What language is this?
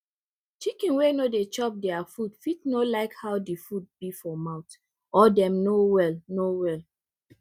Nigerian Pidgin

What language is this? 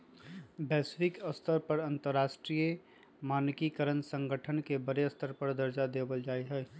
Magahi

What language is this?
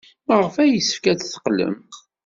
Kabyle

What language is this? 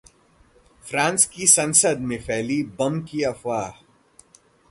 Hindi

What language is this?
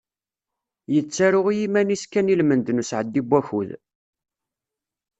Kabyle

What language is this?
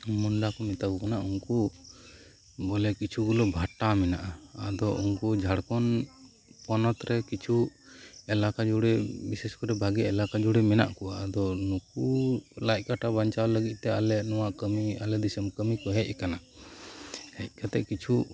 Santali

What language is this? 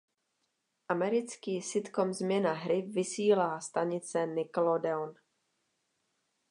Czech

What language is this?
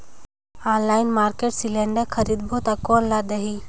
Chhattisgarhi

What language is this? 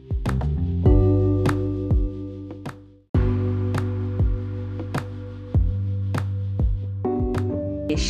Swahili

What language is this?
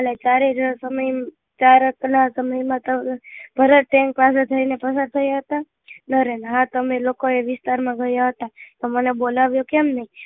Gujarati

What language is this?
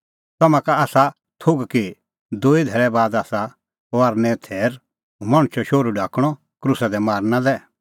Kullu Pahari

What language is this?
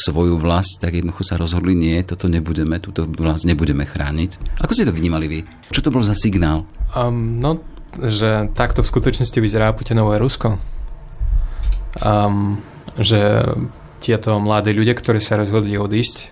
Slovak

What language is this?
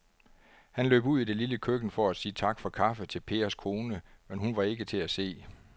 Danish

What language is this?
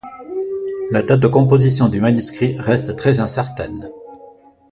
French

